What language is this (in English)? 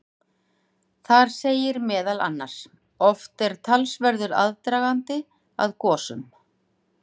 Icelandic